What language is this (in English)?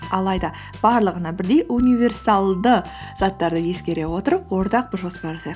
Kazakh